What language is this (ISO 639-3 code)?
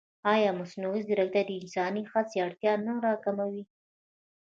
pus